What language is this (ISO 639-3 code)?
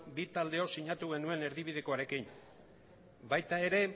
eus